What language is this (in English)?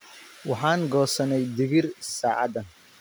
Somali